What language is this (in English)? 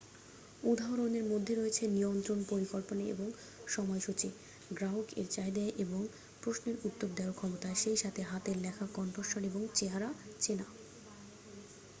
Bangla